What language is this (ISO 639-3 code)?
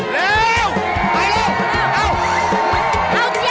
tha